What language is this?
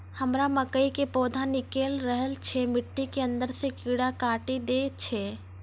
Maithili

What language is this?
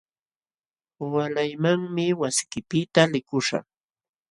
Jauja Wanca Quechua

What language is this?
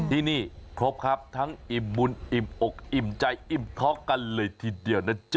Thai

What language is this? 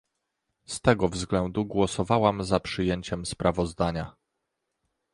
Polish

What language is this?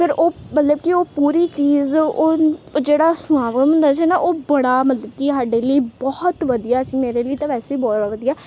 Punjabi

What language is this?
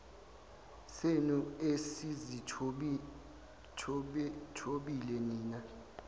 Zulu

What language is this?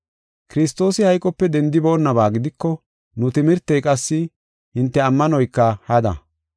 Gofa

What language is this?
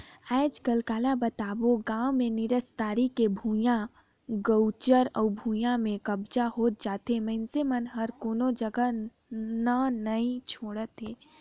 Chhattisgarhi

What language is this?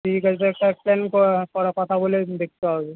Bangla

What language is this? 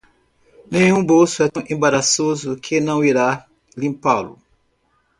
Portuguese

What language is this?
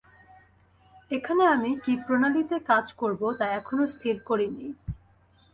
Bangla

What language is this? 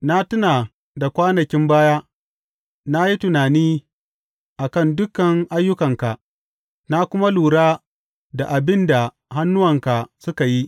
Hausa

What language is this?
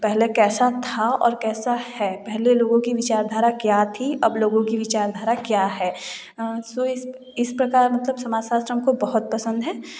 Hindi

